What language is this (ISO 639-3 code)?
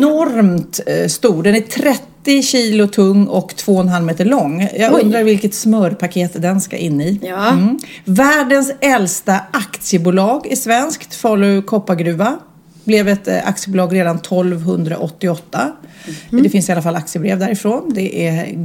swe